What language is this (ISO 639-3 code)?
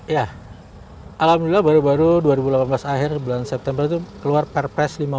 ind